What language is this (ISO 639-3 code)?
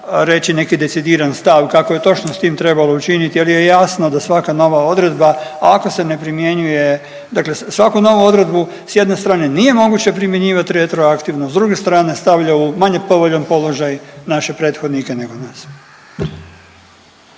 hrv